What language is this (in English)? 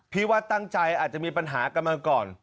Thai